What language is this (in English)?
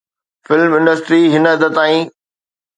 Sindhi